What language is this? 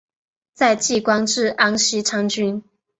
Chinese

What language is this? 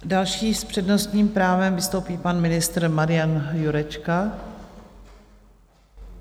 Czech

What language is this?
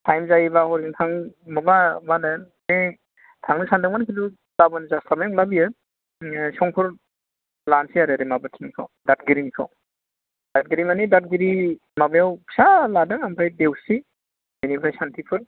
Bodo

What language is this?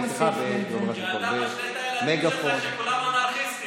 Hebrew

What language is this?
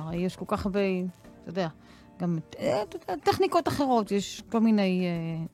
Hebrew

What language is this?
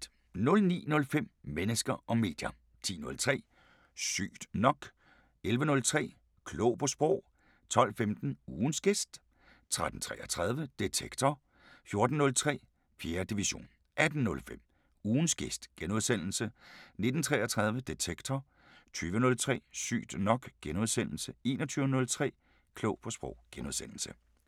Danish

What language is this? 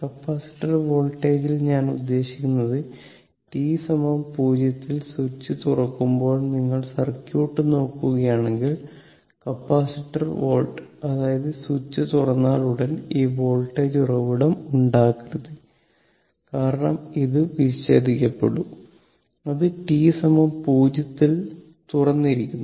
Malayalam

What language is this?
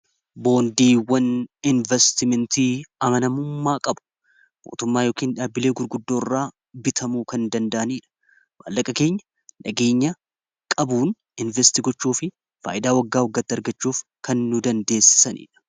Oromo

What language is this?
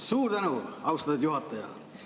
Estonian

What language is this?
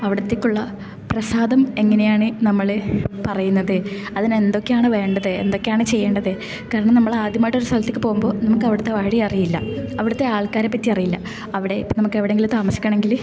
Malayalam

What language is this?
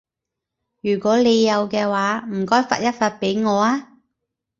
Cantonese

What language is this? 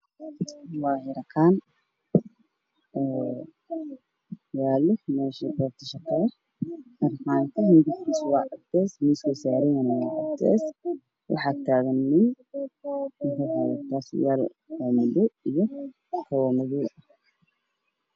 Somali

